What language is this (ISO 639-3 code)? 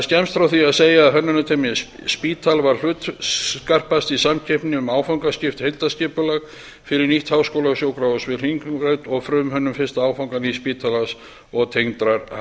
isl